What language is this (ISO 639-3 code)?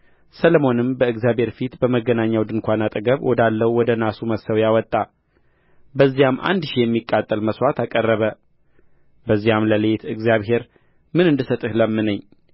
amh